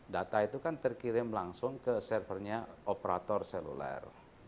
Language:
Indonesian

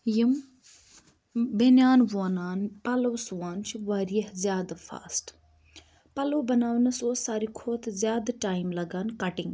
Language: Kashmiri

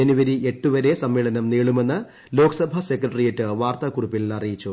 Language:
Malayalam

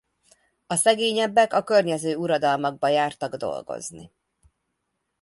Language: Hungarian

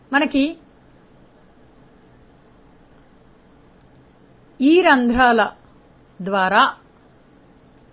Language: Telugu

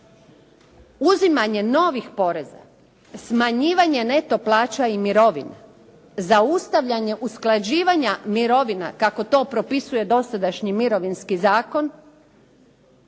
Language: Croatian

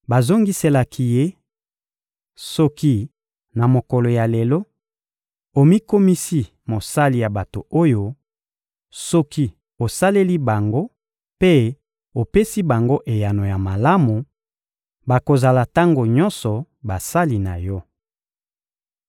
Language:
Lingala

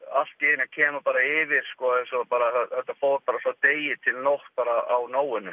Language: Icelandic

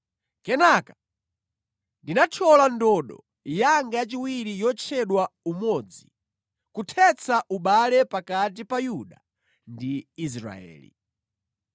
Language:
Nyanja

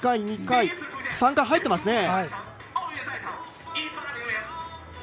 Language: Japanese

